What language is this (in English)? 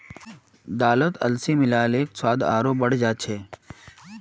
Magahi